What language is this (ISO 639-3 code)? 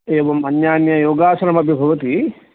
san